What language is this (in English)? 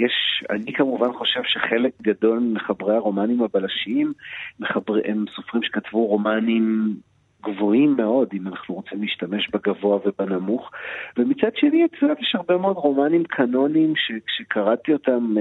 Hebrew